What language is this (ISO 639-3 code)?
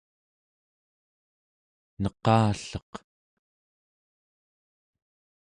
esu